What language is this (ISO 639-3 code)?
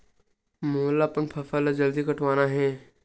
hne